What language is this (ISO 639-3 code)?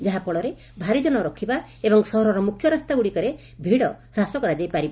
ori